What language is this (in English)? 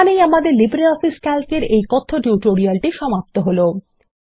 Bangla